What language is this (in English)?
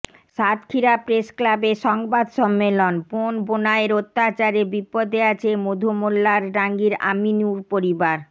Bangla